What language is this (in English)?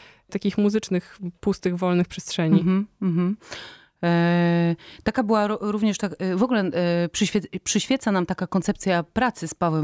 Polish